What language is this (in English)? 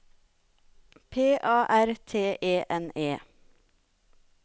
Norwegian